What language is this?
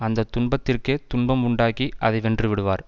Tamil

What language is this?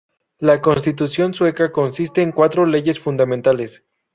Spanish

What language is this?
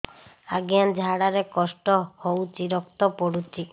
Odia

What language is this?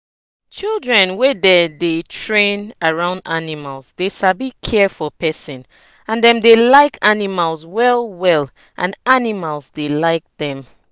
Nigerian Pidgin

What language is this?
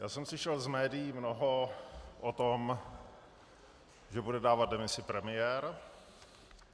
Czech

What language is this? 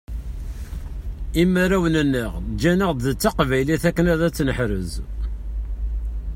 Kabyle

